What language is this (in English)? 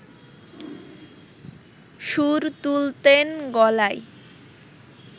Bangla